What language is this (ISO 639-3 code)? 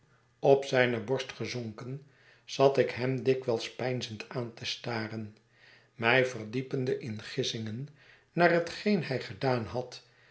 nld